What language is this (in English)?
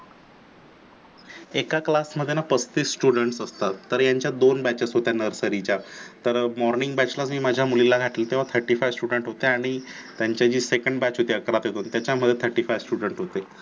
Marathi